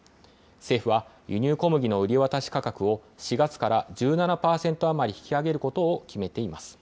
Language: Japanese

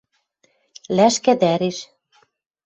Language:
Western Mari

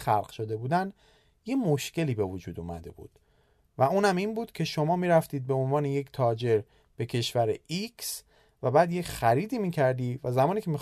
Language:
Persian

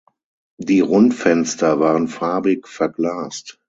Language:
German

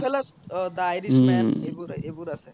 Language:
Assamese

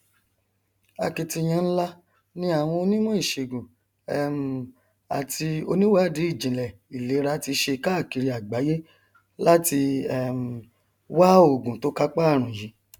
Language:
Yoruba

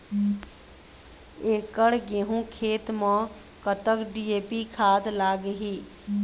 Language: Chhattisgarhi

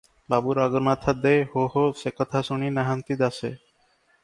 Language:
Odia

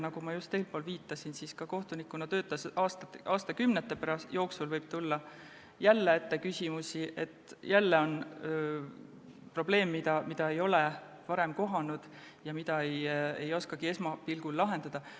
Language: Estonian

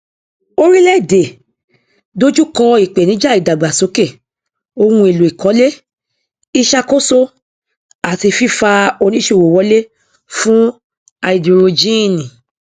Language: Yoruba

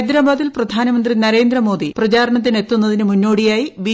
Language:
Malayalam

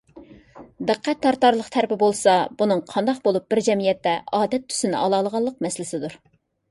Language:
Uyghur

